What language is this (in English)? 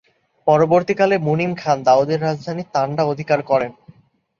Bangla